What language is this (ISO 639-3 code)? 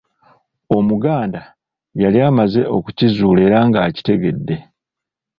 lug